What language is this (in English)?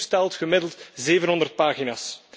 Dutch